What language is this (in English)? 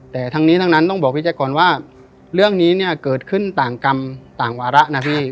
Thai